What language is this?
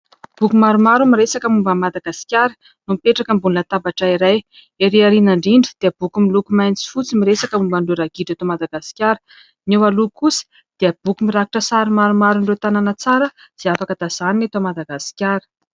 Malagasy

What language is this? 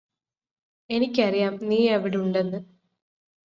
Malayalam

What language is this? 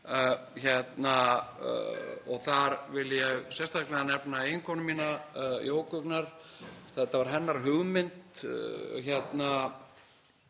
Icelandic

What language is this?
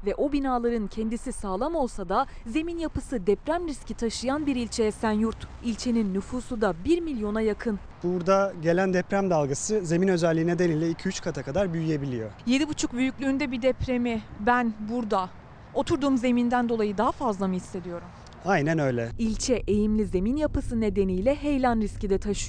Turkish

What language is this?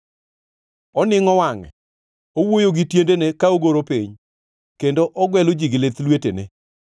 Luo (Kenya and Tanzania)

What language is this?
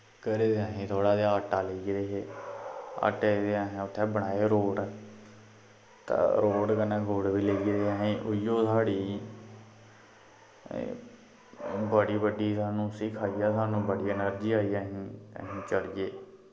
Dogri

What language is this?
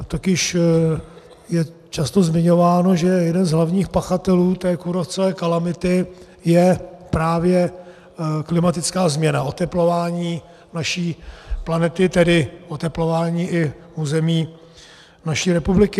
Czech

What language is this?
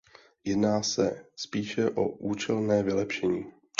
Czech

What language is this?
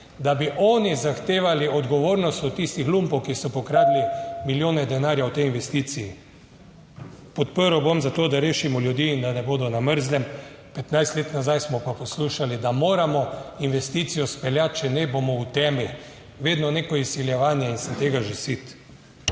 Slovenian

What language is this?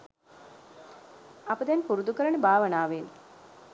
Sinhala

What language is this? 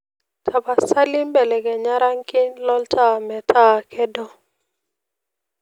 Masai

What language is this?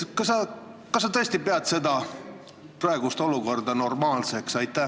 Estonian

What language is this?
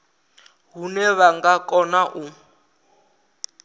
Venda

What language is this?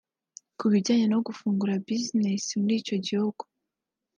Kinyarwanda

